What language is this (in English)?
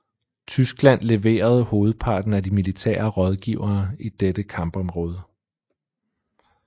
Danish